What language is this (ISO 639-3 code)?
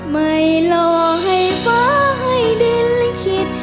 tha